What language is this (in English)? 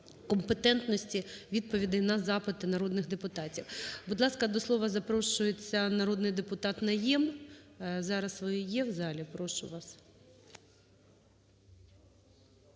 Ukrainian